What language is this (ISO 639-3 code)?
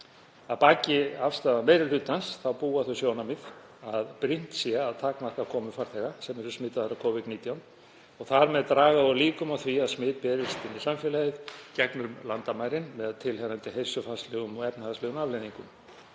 isl